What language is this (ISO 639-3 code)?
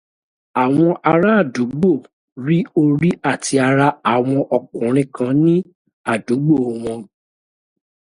yor